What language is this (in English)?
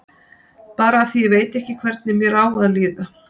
Icelandic